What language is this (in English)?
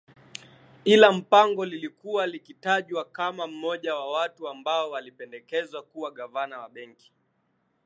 Swahili